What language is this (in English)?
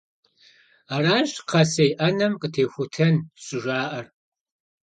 Kabardian